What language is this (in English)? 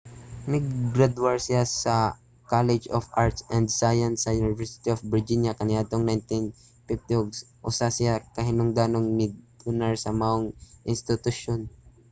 Cebuano